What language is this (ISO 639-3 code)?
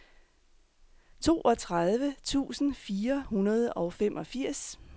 dan